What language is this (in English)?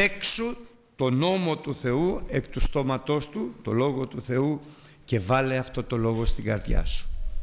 Greek